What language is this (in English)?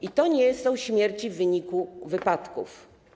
Polish